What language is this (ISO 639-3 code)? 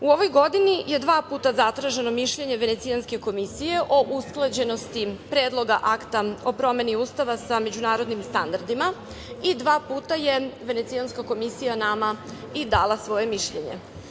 srp